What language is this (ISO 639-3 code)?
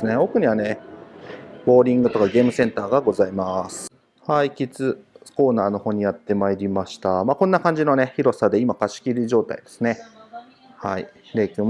jpn